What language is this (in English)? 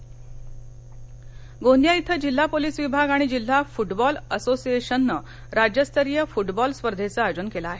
Marathi